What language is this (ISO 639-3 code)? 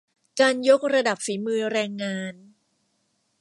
tha